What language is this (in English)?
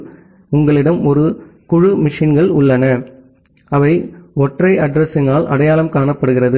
Tamil